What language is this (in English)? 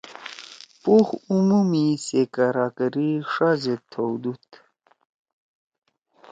Torwali